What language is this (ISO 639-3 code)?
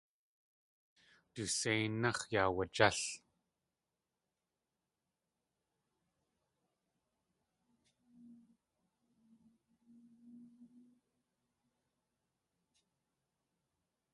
tli